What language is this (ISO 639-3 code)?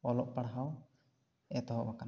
sat